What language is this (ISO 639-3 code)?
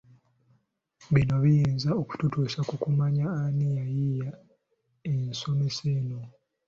lug